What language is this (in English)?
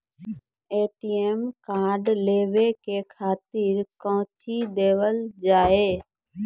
Maithili